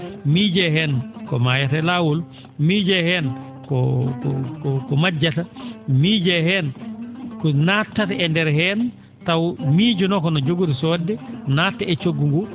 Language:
Fula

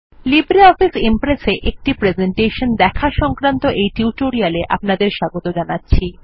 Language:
Bangla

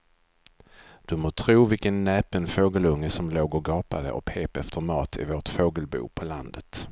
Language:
Swedish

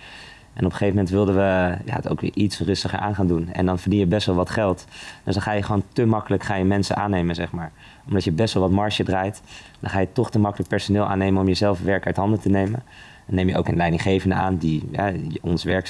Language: Dutch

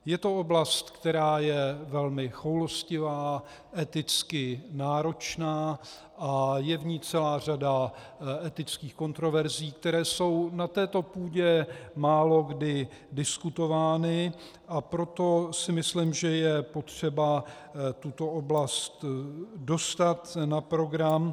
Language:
Czech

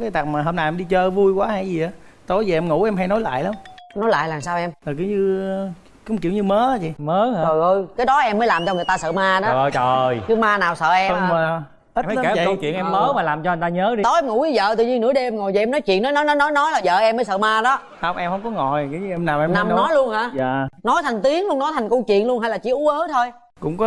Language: Vietnamese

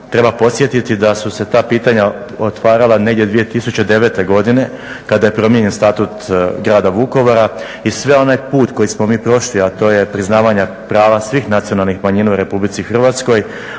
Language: Croatian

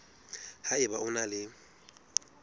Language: Southern Sotho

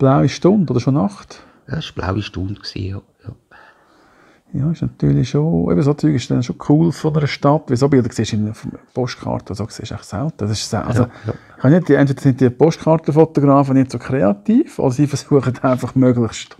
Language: German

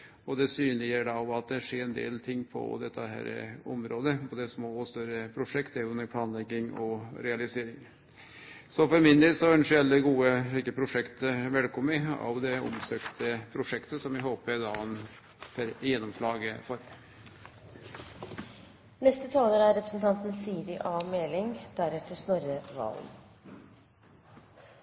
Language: Norwegian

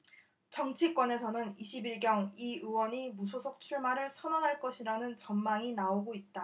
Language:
Korean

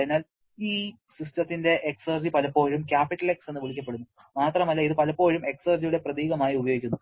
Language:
Malayalam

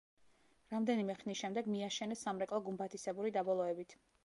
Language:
Georgian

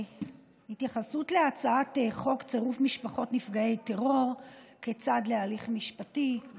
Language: Hebrew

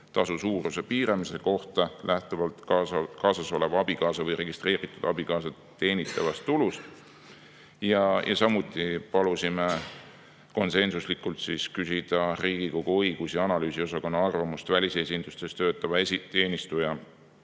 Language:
Estonian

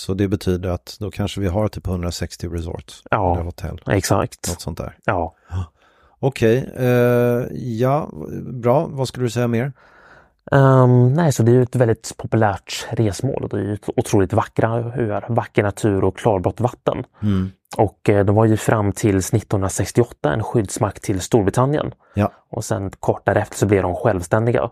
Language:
Swedish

